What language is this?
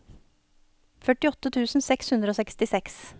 Norwegian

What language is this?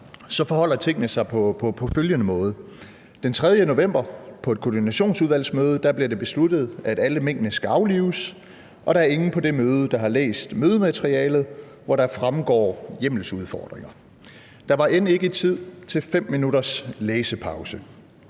Danish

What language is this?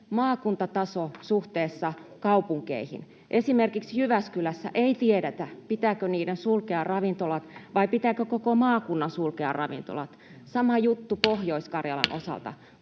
Finnish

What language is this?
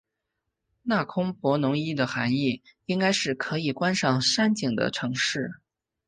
Chinese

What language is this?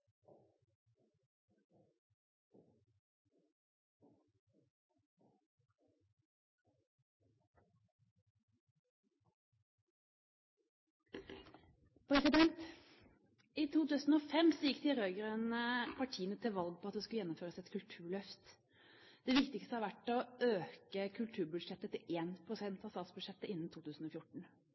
Norwegian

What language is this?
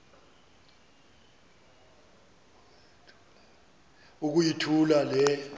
Xhosa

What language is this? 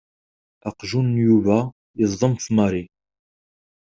Kabyle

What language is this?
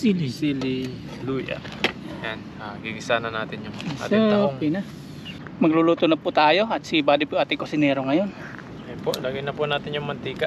Filipino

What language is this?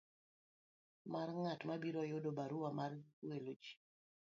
Luo (Kenya and Tanzania)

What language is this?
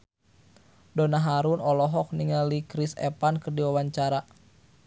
Sundanese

